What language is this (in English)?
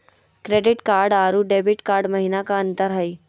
Magahi